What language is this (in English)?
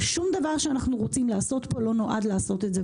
Hebrew